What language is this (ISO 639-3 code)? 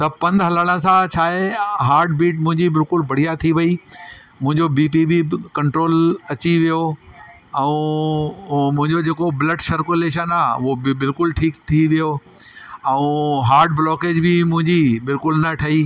snd